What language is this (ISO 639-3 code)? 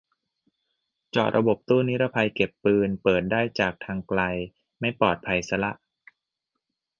tha